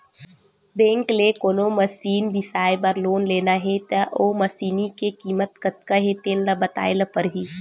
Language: Chhattisgarhi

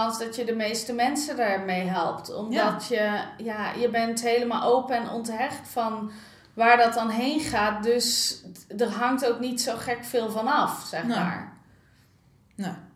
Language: Dutch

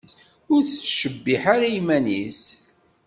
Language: Kabyle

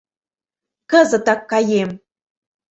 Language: Mari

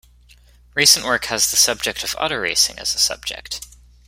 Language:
English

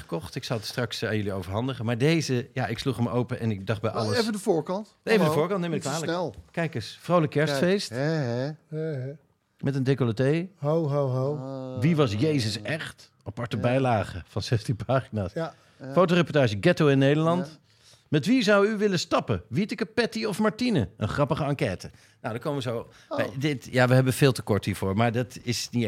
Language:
Dutch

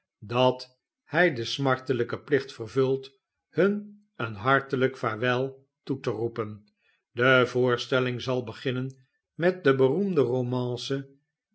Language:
Dutch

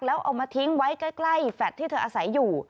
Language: Thai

